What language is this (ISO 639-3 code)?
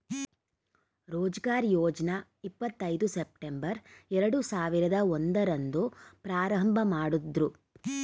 kan